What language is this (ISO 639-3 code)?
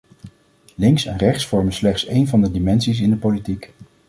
nld